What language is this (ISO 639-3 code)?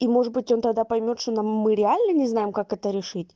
rus